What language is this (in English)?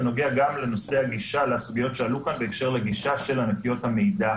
Hebrew